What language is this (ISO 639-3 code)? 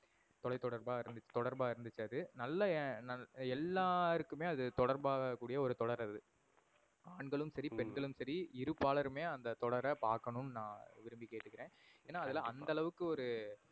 tam